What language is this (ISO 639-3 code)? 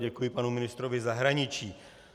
ces